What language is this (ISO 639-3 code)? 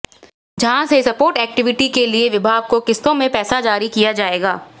hin